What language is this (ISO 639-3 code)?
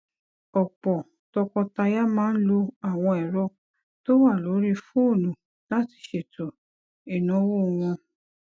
yor